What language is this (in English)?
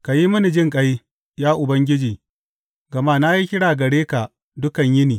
Hausa